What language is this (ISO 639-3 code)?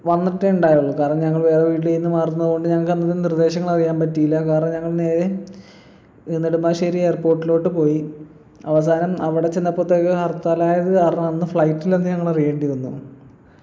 mal